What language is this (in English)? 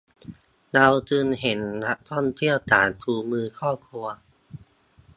Thai